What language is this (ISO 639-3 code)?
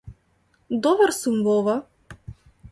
mkd